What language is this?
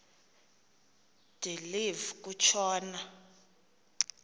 Xhosa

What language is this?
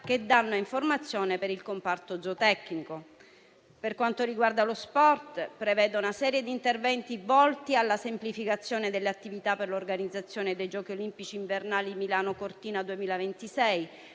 Italian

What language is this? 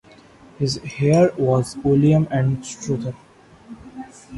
English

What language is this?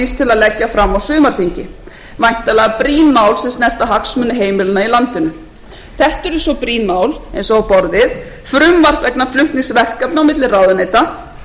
Icelandic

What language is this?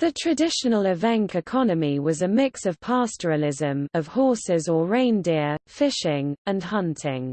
English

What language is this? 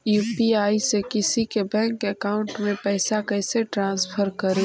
Magahi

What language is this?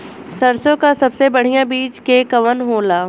Bhojpuri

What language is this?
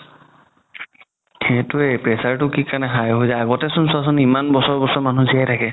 Assamese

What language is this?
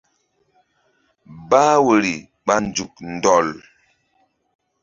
Mbum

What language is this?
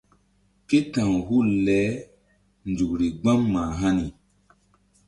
Mbum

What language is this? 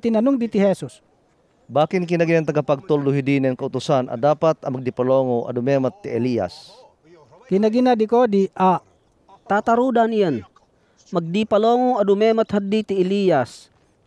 Filipino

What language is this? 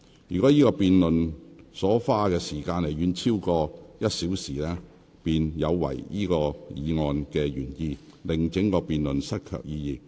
Cantonese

